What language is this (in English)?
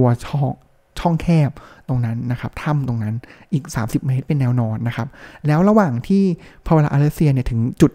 Thai